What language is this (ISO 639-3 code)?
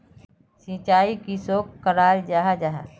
mag